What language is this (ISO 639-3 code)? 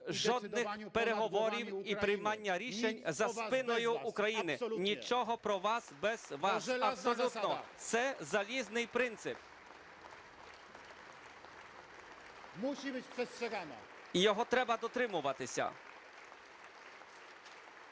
ukr